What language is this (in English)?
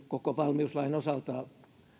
Finnish